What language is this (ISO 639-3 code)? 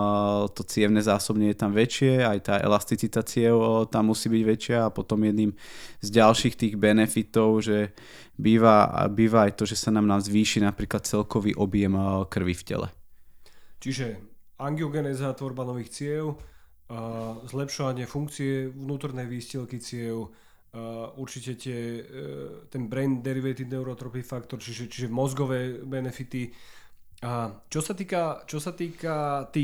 slk